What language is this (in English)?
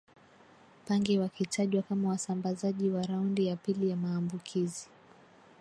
Swahili